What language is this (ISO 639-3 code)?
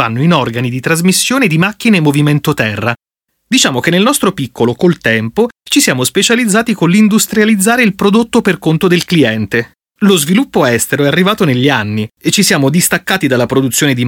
ita